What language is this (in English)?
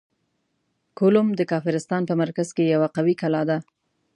Pashto